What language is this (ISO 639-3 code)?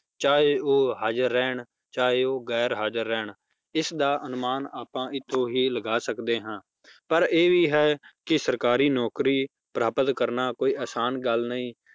pan